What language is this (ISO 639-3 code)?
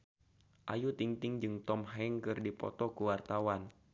sun